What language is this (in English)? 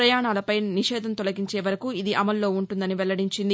Telugu